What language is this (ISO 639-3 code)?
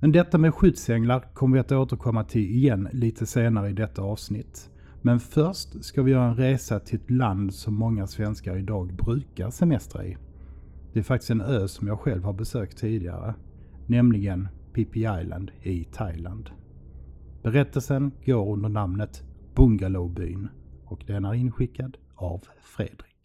swe